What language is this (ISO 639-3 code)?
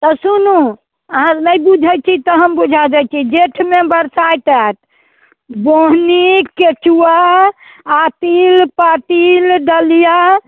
mai